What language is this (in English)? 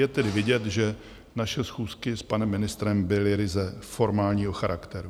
Czech